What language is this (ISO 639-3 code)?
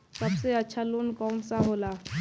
bho